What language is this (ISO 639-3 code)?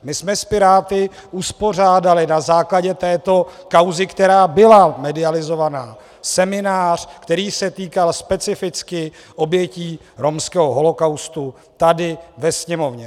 ces